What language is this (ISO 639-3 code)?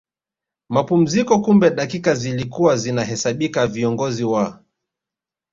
swa